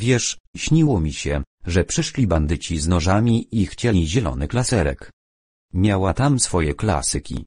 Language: Polish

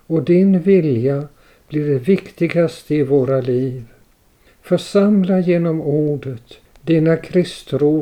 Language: Swedish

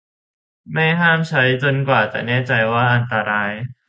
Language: Thai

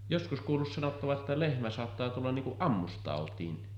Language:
Finnish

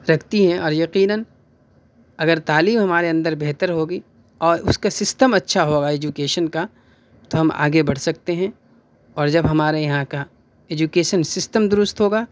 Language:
Urdu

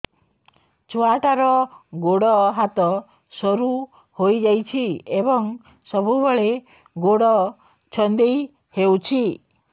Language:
Odia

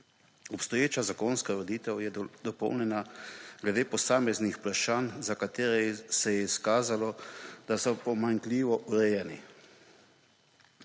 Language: Slovenian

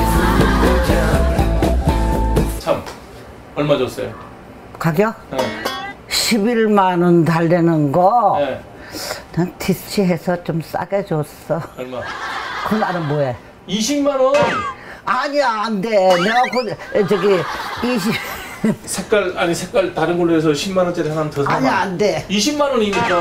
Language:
Korean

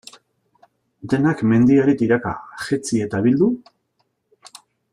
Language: Basque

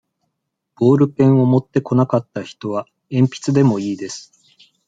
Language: Japanese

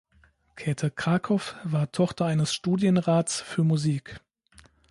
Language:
German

